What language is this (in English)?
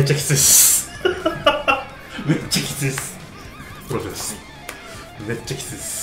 Japanese